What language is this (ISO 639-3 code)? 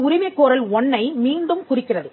tam